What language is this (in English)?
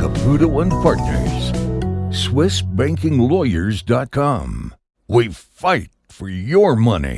English